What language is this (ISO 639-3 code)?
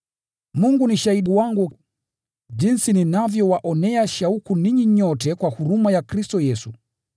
swa